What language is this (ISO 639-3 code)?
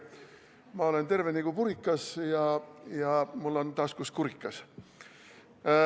est